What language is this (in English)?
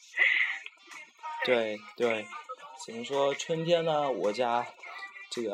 Chinese